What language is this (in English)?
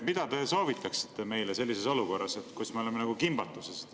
Estonian